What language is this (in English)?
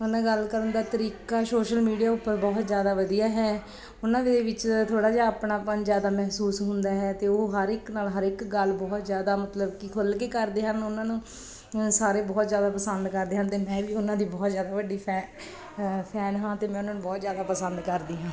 Punjabi